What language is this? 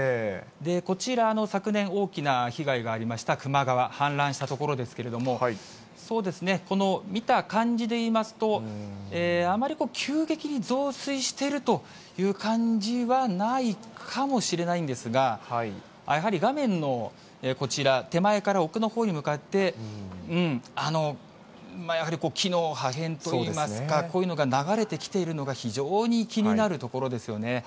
Japanese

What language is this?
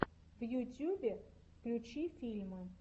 Russian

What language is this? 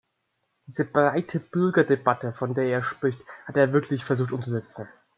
German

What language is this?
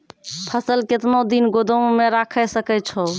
Maithili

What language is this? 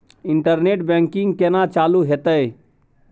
Maithili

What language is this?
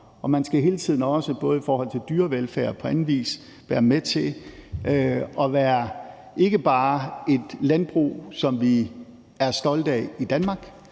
Danish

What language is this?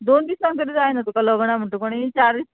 Konkani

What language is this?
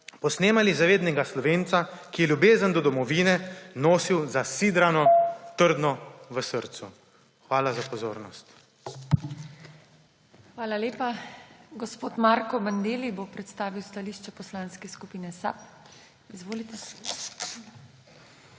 Slovenian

